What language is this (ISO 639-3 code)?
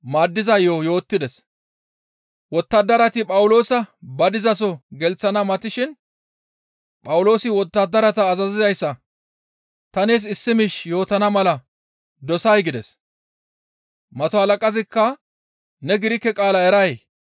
gmv